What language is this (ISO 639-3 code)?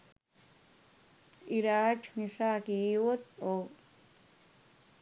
sin